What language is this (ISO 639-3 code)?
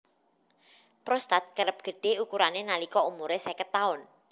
jav